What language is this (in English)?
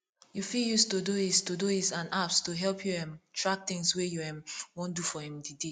Nigerian Pidgin